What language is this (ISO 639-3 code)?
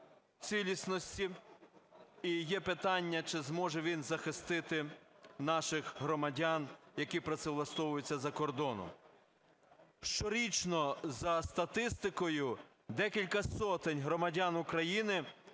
ukr